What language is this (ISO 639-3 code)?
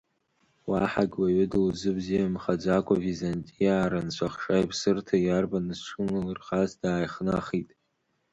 abk